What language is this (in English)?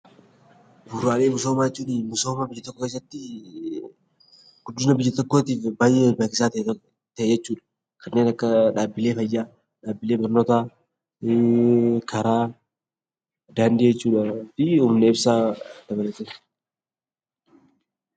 Oromo